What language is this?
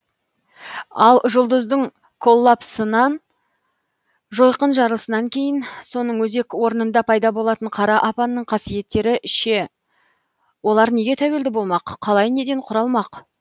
Kazakh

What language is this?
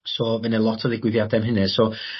Welsh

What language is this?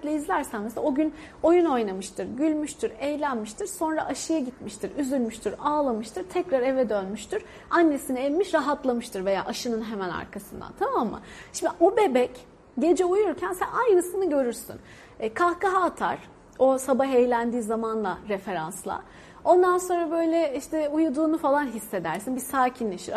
Turkish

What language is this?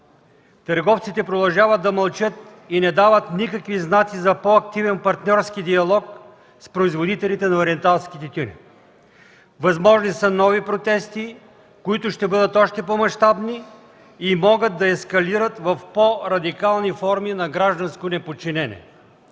Bulgarian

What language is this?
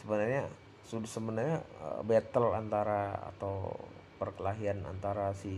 Indonesian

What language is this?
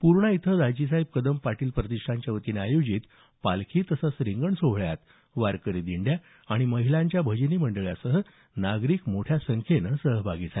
Marathi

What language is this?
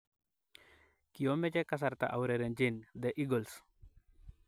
Kalenjin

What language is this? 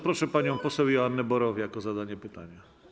Polish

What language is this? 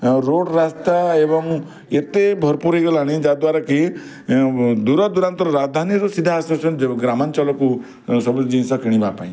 Odia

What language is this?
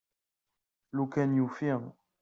Kabyle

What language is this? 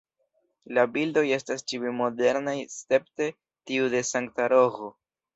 Esperanto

